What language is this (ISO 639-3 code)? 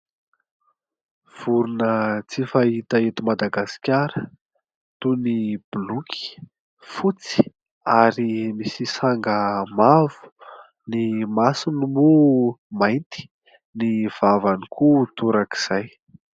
mlg